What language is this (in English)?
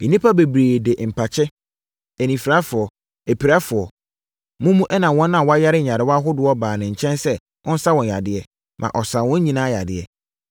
Akan